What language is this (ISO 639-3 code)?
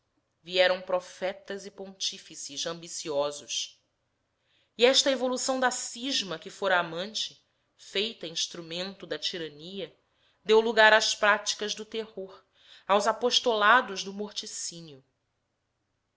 por